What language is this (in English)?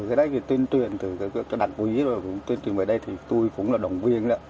Vietnamese